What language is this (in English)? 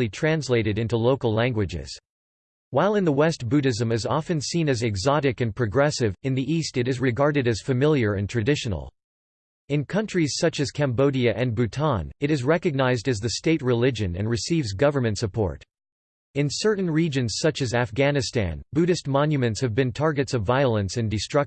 English